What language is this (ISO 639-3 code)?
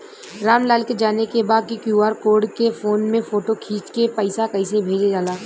bho